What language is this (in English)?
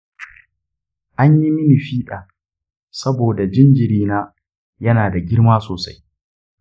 Hausa